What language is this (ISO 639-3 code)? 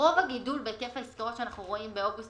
heb